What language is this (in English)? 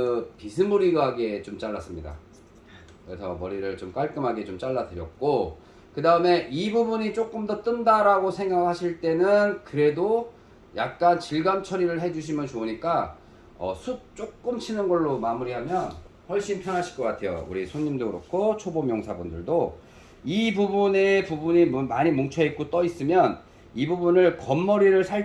Korean